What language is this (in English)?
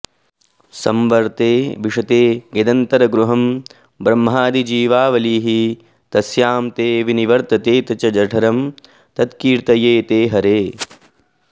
Sanskrit